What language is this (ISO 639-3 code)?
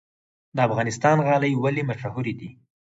pus